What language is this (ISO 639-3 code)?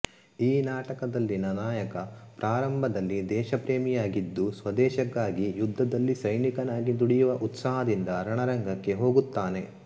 kan